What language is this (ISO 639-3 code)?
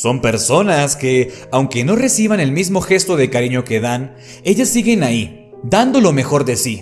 spa